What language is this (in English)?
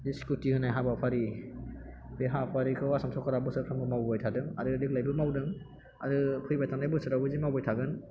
Bodo